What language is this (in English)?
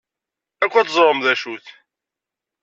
Kabyle